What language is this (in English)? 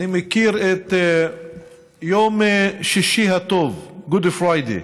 Hebrew